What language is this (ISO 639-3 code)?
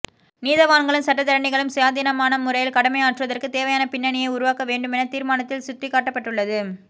tam